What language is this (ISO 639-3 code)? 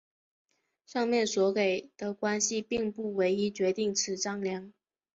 zho